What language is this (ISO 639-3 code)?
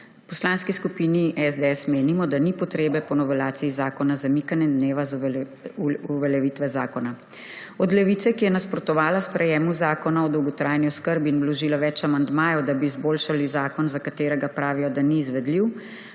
slv